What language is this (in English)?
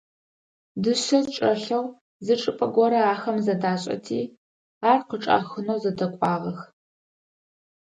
Adyghe